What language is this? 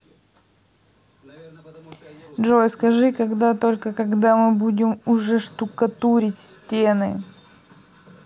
Russian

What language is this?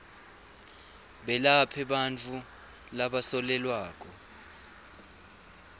Swati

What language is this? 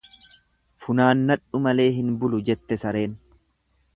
Oromo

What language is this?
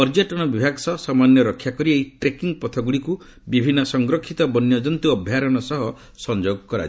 Odia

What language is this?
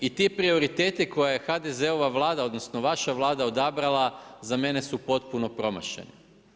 Croatian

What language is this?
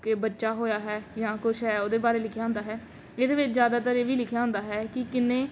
Punjabi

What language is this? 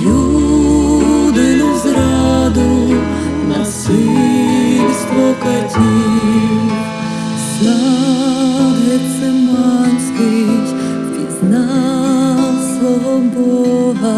Ukrainian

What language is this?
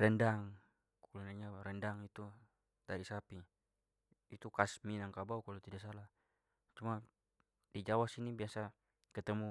Papuan Malay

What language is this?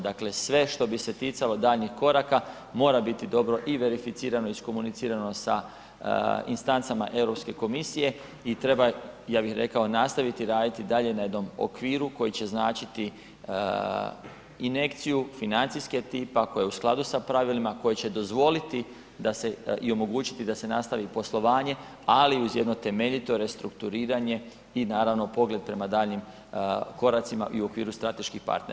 Croatian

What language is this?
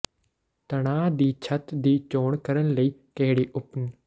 Punjabi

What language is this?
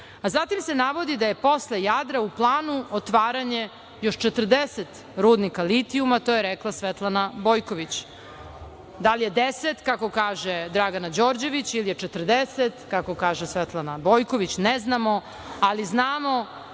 Serbian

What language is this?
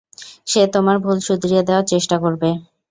Bangla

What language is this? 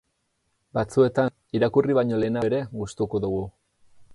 Basque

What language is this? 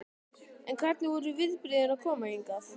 Icelandic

